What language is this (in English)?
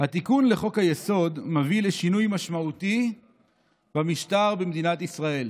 Hebrew